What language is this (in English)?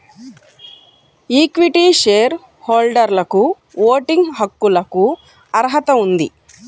Telugu